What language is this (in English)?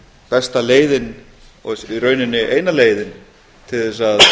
Icelandic